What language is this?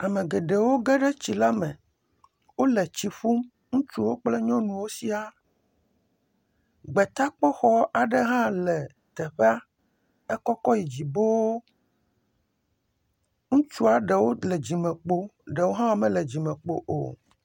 Ewe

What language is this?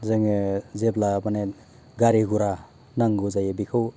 Bodo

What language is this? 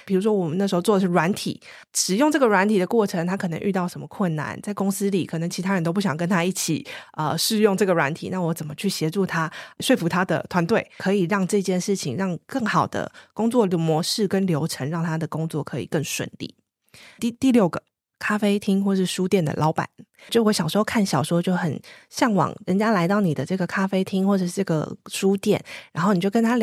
Chinese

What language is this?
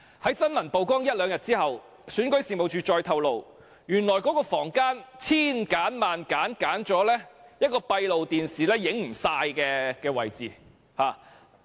Cantonese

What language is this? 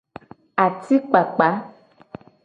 Gen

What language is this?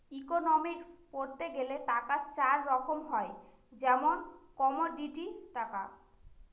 Bangla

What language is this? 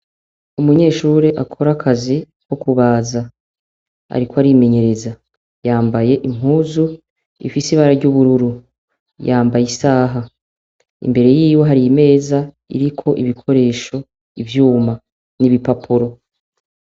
Rundi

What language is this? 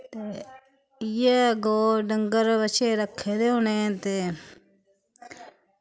Dogri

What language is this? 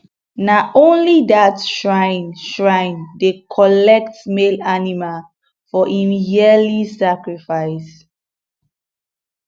Nigerian Pidgin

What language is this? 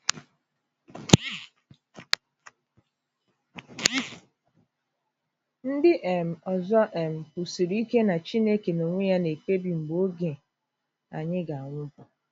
Igbo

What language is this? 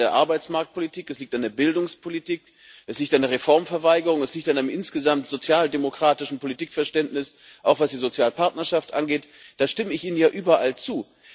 German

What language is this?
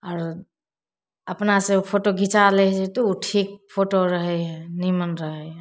Maithili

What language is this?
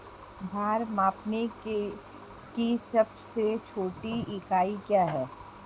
Hindi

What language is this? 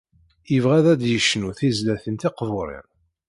Kabyle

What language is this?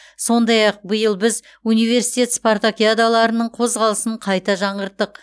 Kazakh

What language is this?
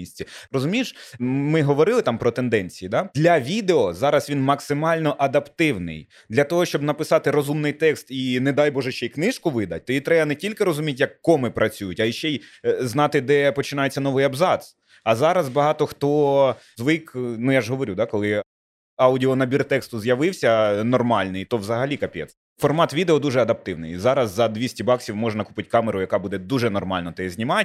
Ukrainian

